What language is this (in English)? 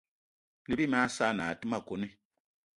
Eton (Cameroon)